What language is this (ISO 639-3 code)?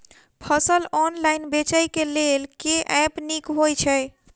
mai